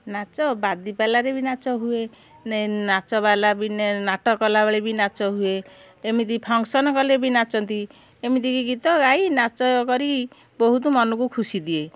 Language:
Odia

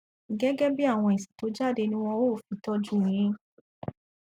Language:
Yoruba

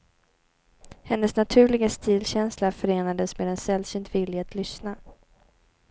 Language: Swedish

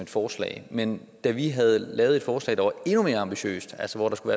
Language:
Danish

